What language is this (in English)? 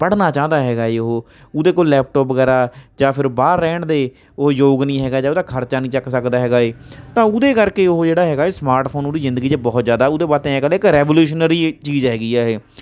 Punjabi